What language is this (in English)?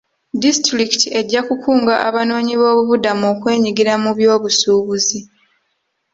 Ganda